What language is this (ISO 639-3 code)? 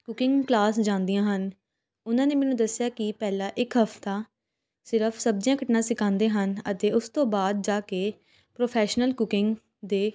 pan